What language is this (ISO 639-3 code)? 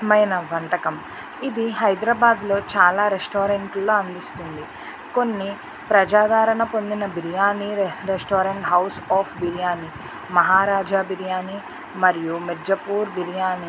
tel